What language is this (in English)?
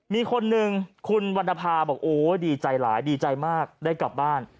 Thai